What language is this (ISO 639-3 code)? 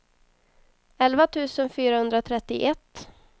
swe